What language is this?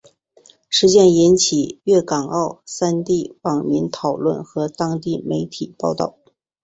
Chinese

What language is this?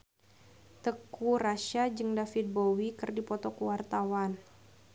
Sundanese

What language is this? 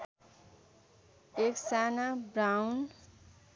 Nepali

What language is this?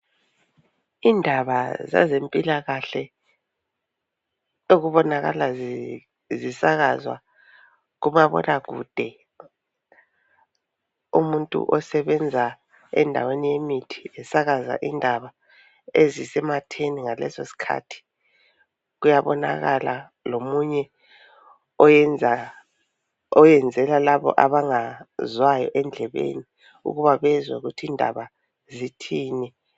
North Ndebele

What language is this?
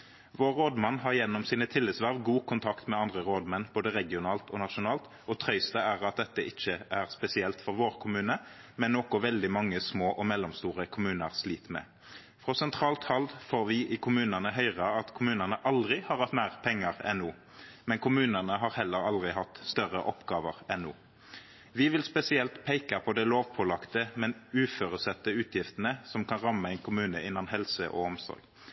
Norwegian Nynorsk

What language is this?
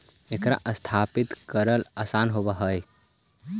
Magahi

